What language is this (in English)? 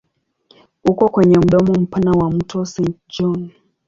Swahili